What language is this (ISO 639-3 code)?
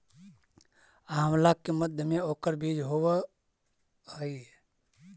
mag